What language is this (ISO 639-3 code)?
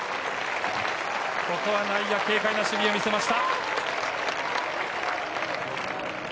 jpn